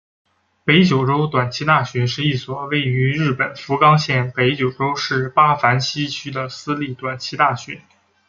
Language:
Chinese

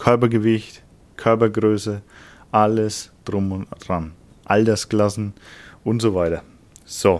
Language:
German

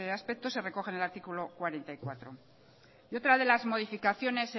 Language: Spanish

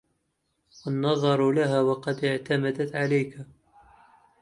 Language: Arabic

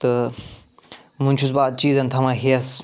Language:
Kashmiri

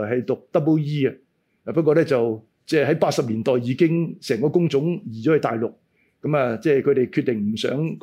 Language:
Chinese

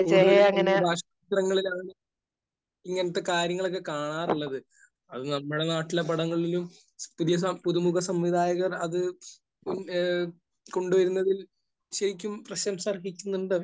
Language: Malayalam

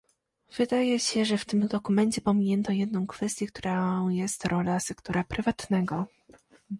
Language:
Polish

